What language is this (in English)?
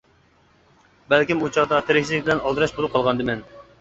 Uyghur